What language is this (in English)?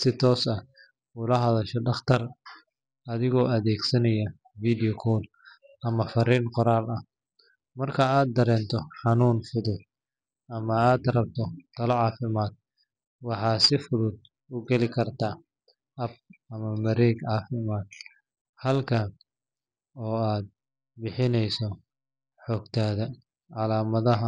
Somali